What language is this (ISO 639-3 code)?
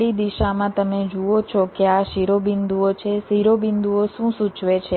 guj